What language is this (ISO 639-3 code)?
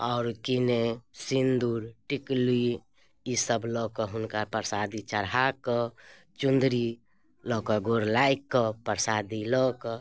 mai